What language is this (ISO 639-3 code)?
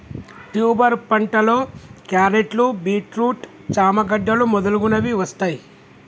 tel